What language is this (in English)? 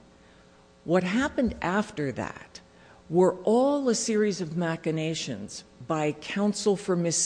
English